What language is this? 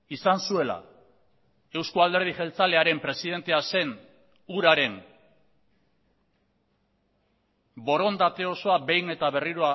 Basque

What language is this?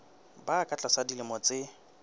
Southern Sotho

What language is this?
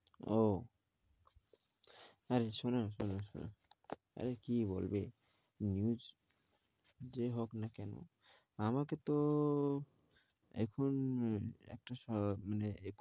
Bangla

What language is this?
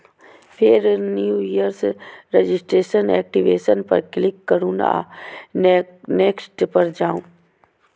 Maithili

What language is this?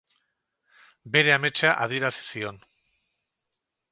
Basque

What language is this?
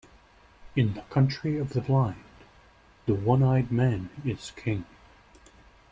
English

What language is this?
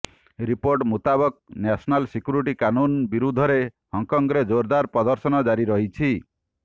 Odia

